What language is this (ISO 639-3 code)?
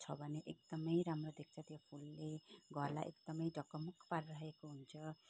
nep